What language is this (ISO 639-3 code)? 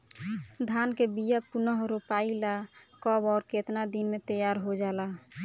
bho